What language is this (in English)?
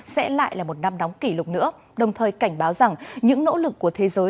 Vietnamese